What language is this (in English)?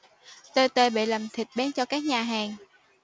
Vietnamese